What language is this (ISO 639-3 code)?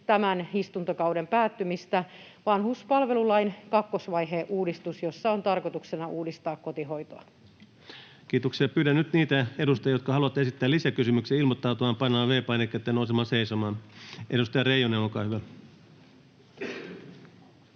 fin